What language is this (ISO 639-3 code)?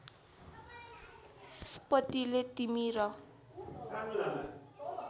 nep